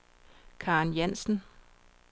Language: Danish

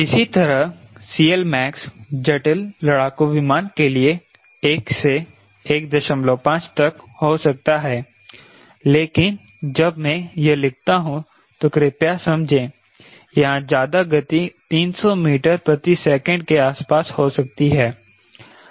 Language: Hindi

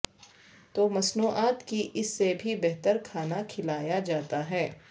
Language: Urdu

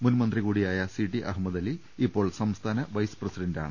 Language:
Malayalam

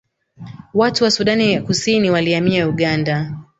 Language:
Swahili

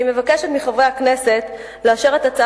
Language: Hebrew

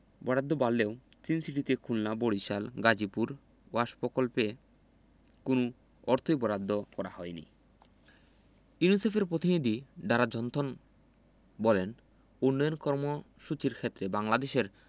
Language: Bangla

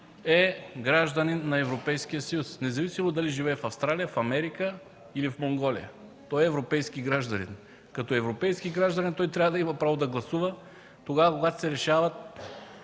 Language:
Bulgarian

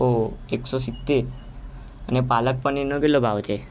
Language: Gujarati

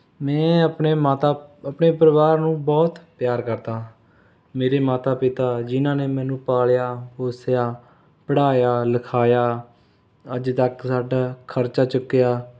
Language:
Punjabi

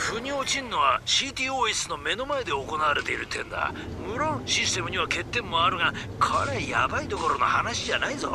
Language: Japanese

